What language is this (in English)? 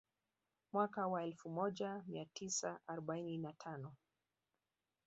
Swahili